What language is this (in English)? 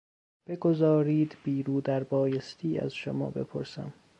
Persian